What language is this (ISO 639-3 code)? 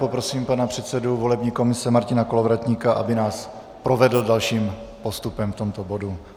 ces